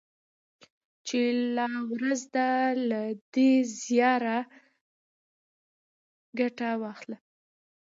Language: Pashto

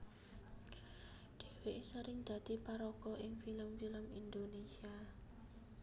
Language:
Javanese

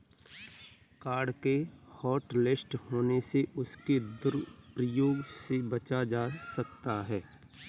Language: Hindi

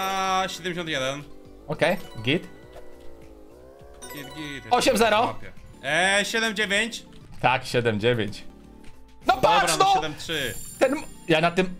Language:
Polish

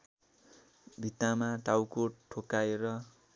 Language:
Nepali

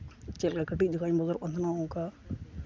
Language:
Santali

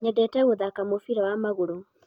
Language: Kikuyu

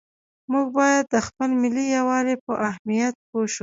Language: Pashto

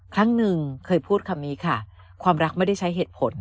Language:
Thai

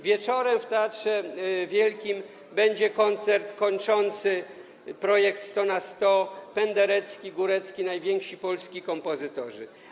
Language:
Polish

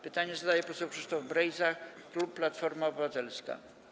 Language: Polish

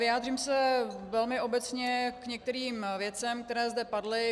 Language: Czech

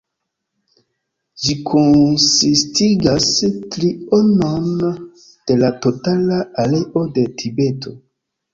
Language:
Esperanto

